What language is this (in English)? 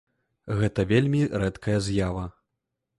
Belarusian